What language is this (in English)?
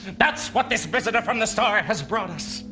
English